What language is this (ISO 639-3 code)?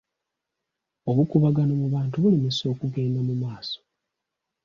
lug